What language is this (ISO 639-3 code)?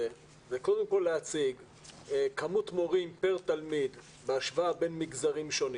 heb